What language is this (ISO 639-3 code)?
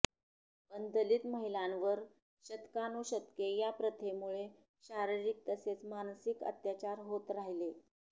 mar